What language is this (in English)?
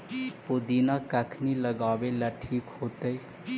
Magahi